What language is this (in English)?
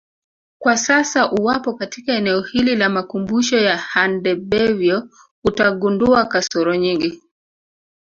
Swahili